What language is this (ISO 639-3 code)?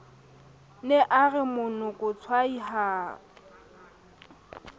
sot